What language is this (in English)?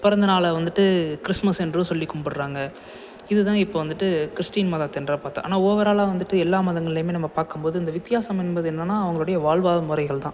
Tamil